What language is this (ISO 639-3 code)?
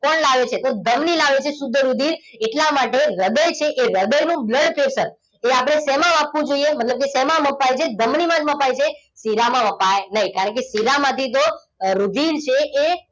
guj